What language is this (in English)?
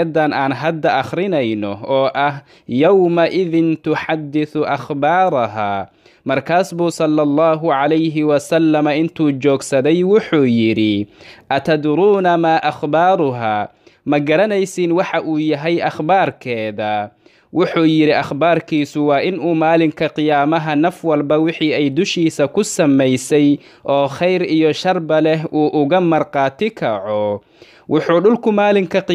Arabic